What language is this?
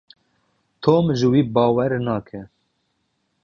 Kurdish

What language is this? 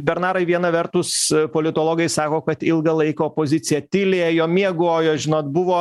Lithuanian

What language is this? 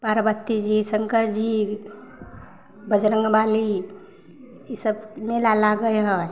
Maithili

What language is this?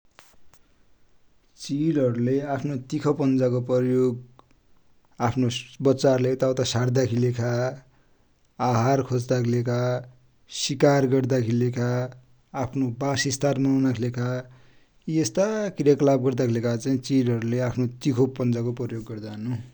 Dotyali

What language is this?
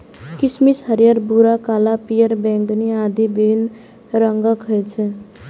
Maithili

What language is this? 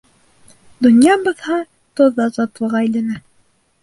Bashkir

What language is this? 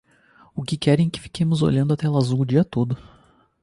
Portuguese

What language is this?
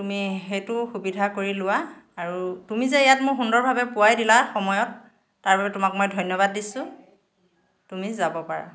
Assamese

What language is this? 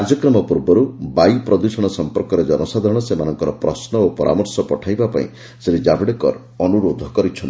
Odia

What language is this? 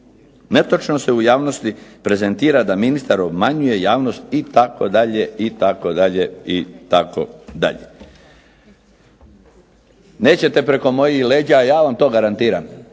Croatian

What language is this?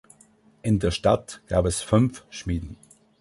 German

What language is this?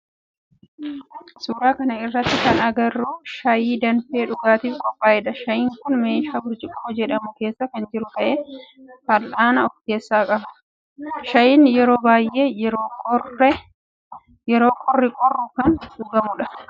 Oromo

